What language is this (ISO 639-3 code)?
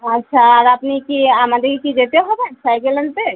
ben